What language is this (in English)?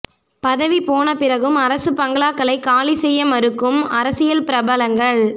Tamil